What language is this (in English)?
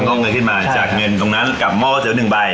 Thai